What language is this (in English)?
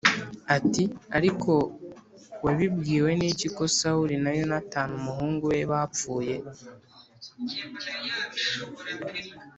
Kinyarwanda